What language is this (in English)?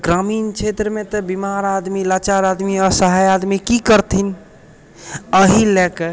Maithili